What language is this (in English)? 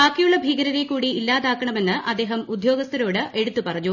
Malayalam